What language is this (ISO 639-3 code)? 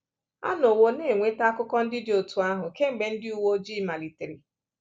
ibo